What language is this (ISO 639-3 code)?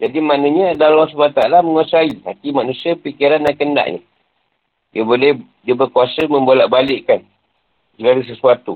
msa